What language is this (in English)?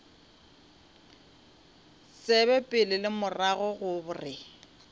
Northern Sotho